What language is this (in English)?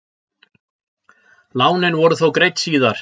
Icelandic